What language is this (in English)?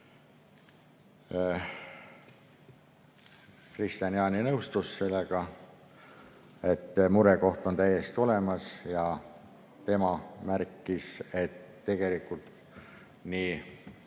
Estonian